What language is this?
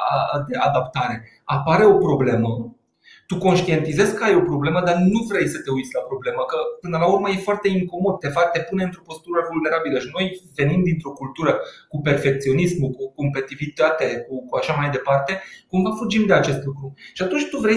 Romanian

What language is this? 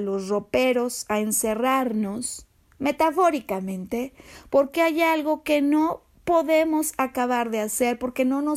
Spanish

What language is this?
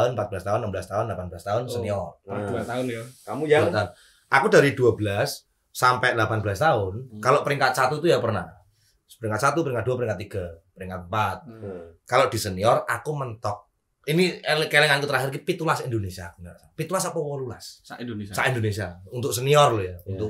Indonesian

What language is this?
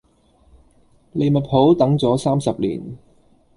Cantonese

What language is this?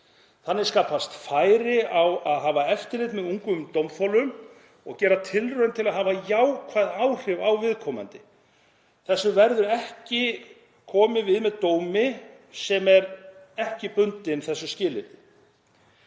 Icelandic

